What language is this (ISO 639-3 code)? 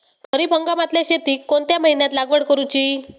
mar